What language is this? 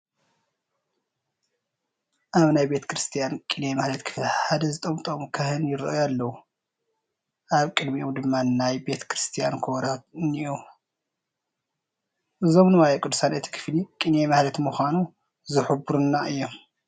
Tigrinya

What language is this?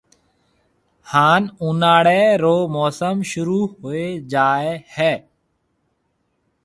Marwari (Pakistan)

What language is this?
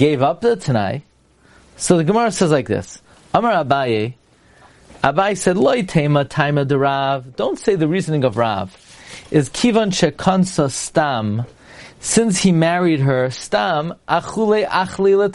English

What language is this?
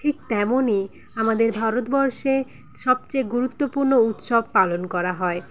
Bangla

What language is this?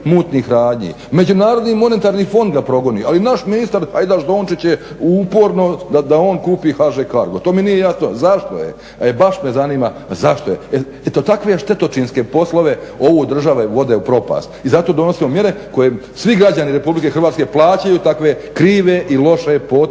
Croatian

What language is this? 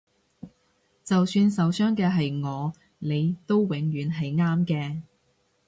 Cantonese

